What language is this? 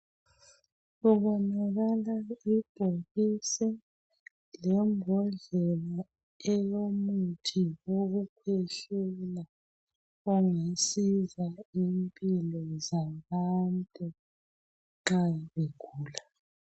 North Ndebele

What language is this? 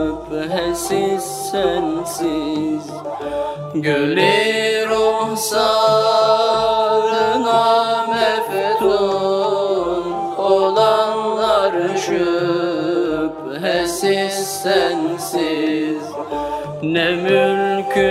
Turkish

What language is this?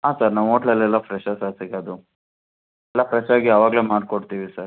Kannada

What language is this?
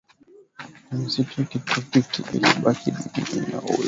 Swahili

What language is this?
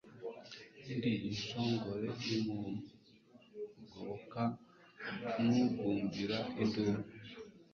Kinyarwanda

